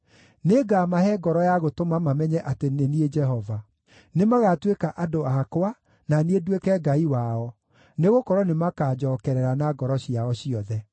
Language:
Kikuyu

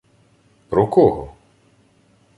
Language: Ukrainian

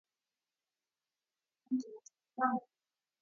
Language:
Swahili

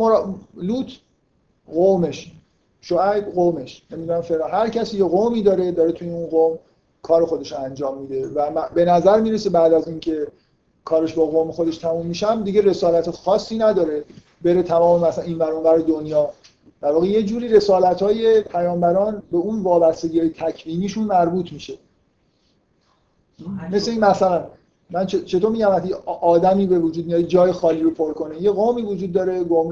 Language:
Persian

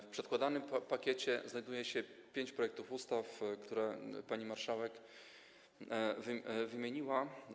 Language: Polish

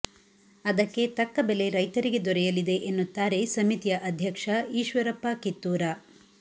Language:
Kannada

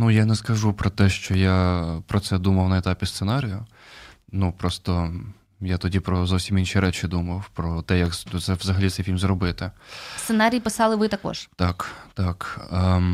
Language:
Ukrainian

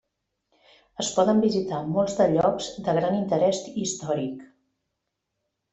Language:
Catalan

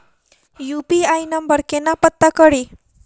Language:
Maithili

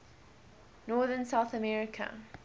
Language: English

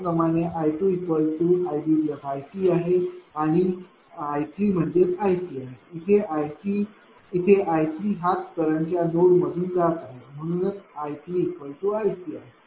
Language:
Marathi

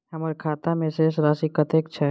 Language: Maithili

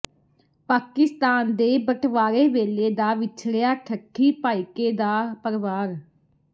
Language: Punjabi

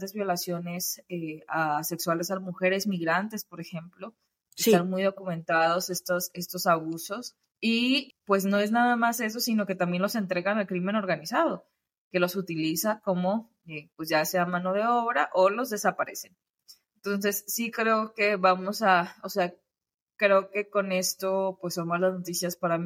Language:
Spanish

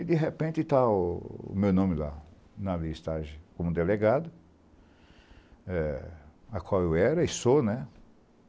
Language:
Portuguese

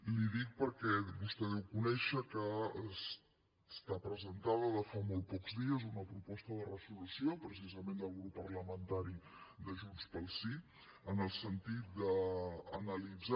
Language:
Catalan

